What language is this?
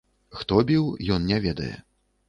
Belarusian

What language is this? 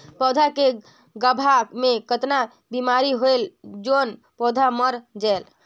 Chhattisgarhi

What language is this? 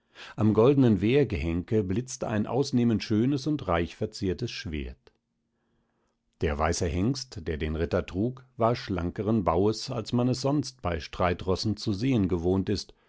German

